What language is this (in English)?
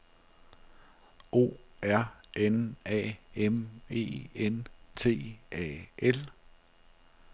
Danish